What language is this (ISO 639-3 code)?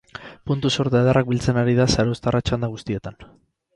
eus